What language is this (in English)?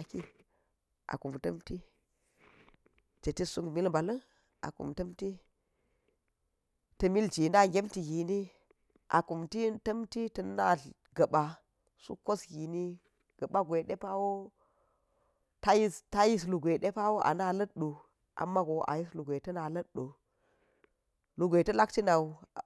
Geji